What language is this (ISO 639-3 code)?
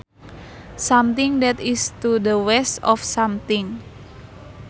sun